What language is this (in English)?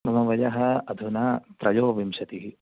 Sanskrit